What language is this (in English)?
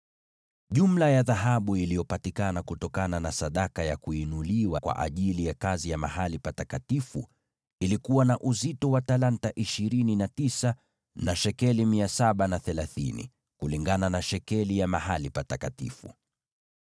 Swahili